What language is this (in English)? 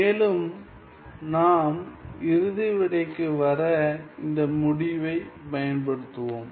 Tamil